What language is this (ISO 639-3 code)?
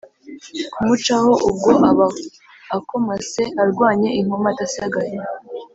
kin